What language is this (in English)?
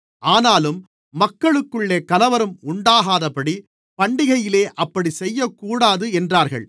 Tamil